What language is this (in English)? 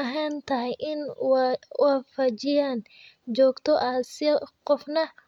Somali